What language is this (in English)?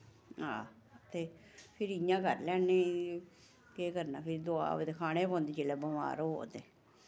Dogri